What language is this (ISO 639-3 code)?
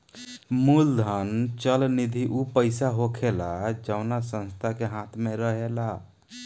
bho